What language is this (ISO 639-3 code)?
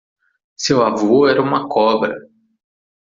por